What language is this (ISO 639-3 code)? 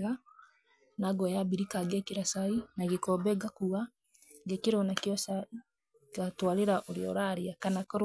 kik